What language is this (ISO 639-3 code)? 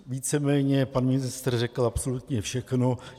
ces